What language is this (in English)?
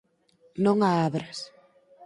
Galician